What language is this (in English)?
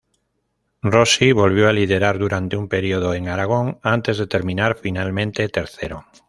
Spanish